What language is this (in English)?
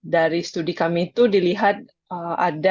Indonesian